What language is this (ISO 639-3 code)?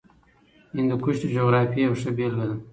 pus